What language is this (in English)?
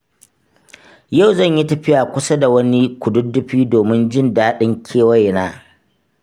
Hausa